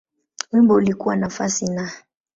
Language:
Swahili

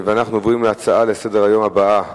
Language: Hebrew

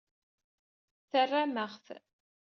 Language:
Kabyle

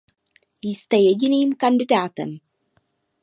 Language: Czech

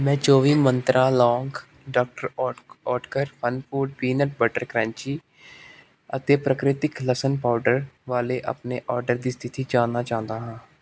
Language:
Punjabi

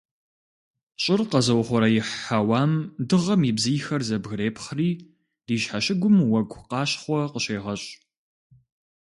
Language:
Kabardian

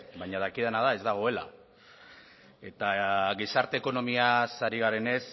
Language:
Basque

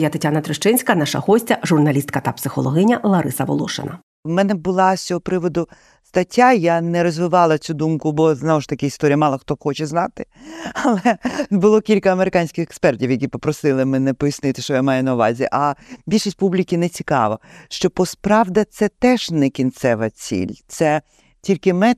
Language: Ukrainian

